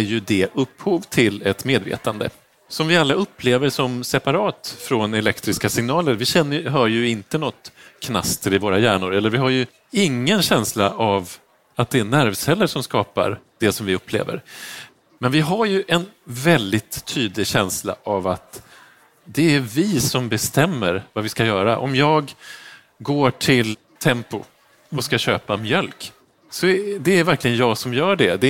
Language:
Swedish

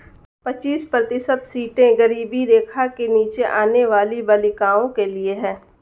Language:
Hindi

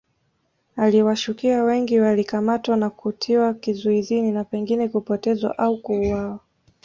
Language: Swahili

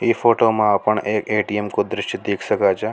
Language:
Rajasthani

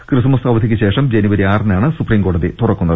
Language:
Malayalam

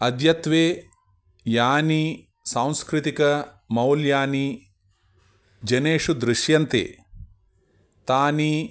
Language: Sanskrit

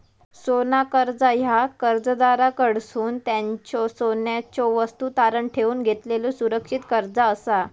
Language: Marathi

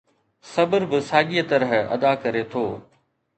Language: Sindhi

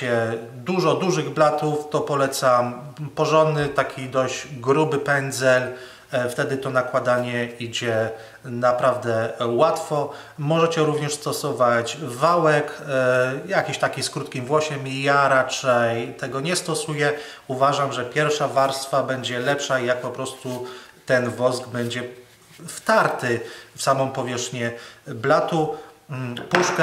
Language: Polish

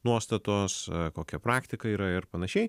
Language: Lithuanian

